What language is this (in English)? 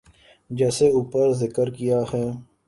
Urdu